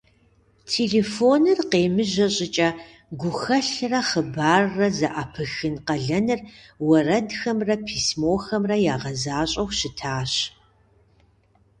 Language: Kabardian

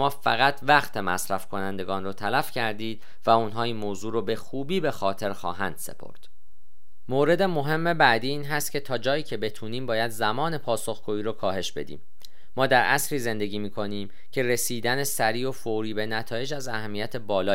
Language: Persian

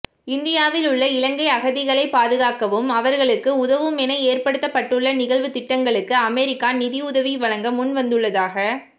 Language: Tamil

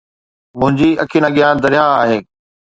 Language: Sindhi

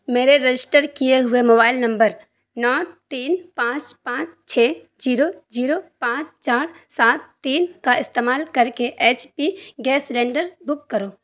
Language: Urdu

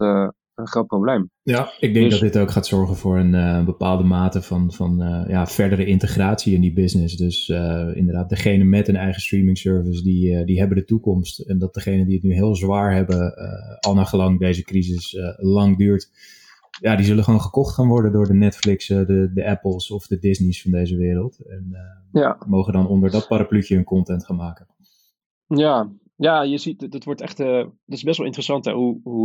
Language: Dutch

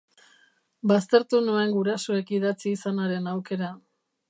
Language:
Basque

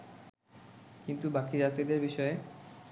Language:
Bangla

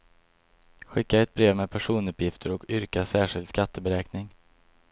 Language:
Swedish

